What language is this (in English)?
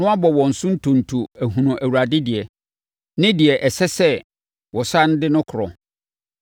Akan